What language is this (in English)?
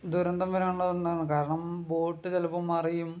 Malayalam